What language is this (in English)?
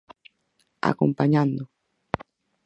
Galician